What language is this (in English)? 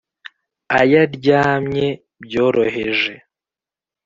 Kinyarwanda